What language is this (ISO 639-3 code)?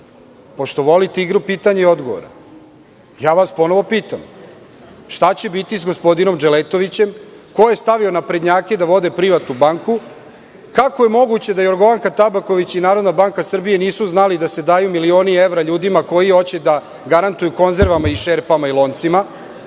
srp